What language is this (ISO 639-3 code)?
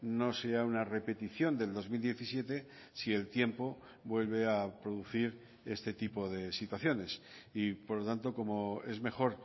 spa